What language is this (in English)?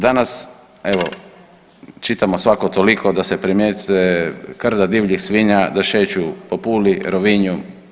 Croatian